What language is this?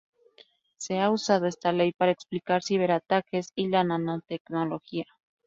Spanish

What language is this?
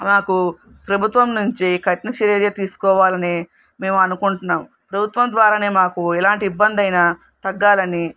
Telugu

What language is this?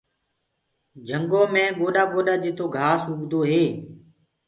Gurgula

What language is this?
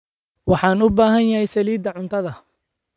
Somali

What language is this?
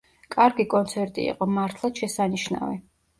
Georgian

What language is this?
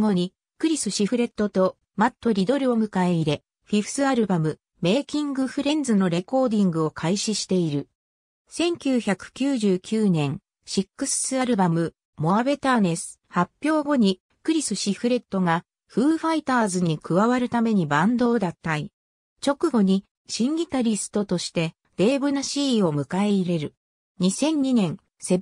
Japanese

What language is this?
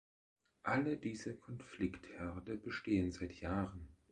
German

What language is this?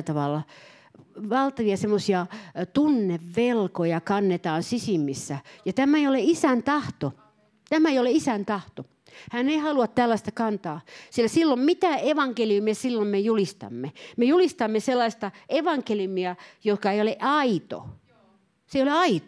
Finnish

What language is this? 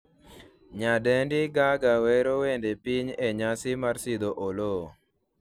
Luo (Kenya and Tanzania)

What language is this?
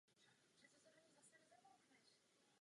Czech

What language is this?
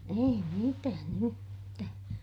Finnish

